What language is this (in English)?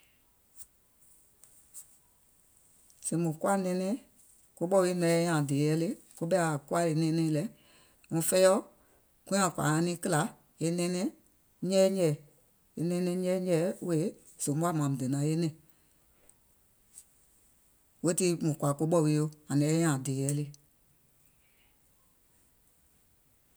Gola